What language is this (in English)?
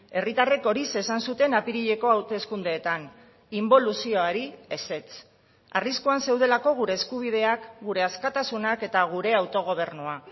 Basque